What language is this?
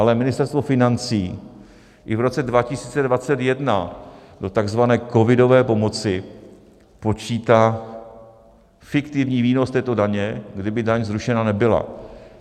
Czech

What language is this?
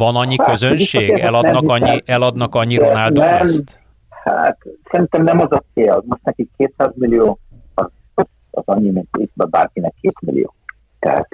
Hungarian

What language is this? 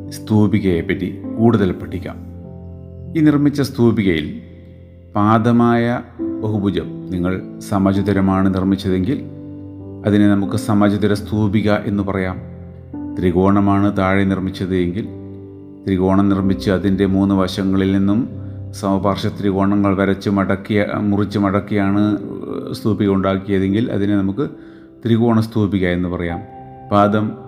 Malayalam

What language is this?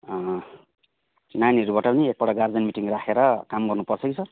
Nepali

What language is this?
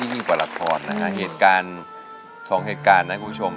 Thai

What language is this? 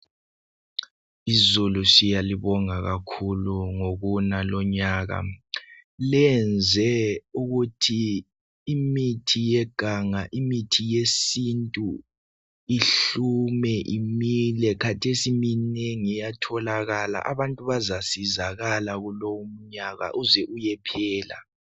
North Ndebele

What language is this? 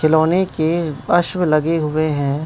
Hindi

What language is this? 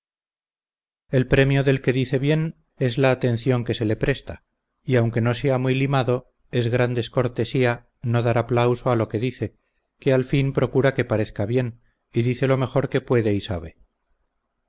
Spanish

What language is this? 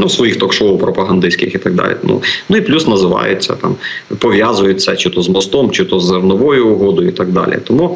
Ukrainian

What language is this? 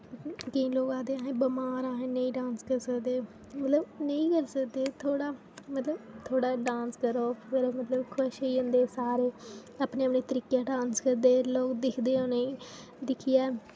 Dogri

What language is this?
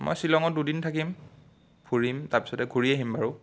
Assamese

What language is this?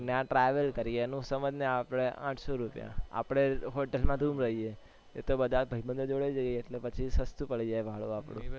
Gujarati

